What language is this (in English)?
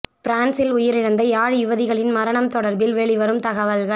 Tamil